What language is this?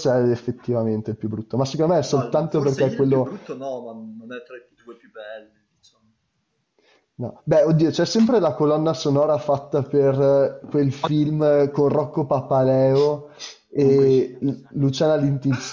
Italian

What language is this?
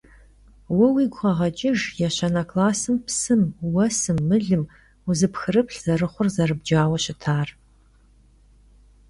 Kabardian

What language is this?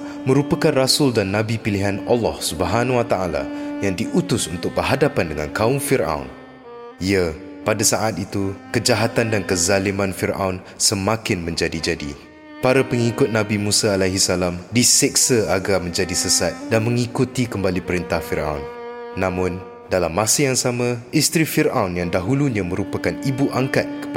Malay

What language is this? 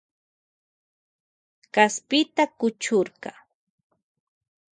Loja Highland Quichua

